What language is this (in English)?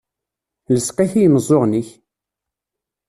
Kabyle